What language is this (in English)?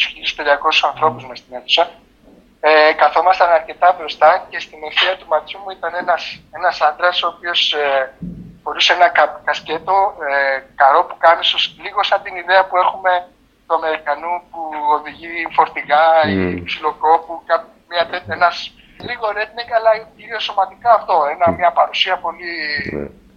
Greek